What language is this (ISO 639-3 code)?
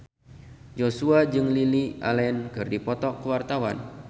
sun